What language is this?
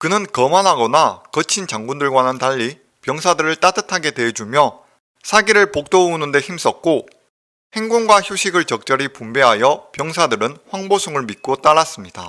Korean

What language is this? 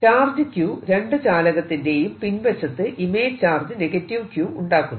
Malayalam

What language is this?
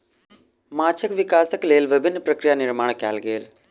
Maithili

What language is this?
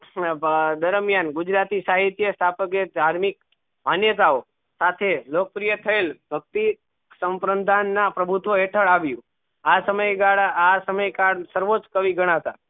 Gujarati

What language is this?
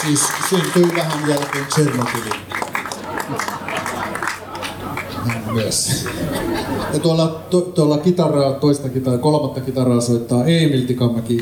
Finnish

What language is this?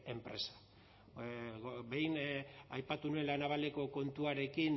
Basque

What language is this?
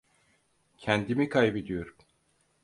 Turkish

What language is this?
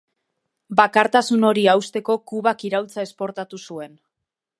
Basque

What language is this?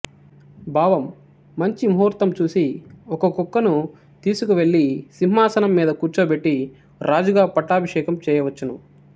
Telugu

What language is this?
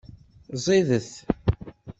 Kabyle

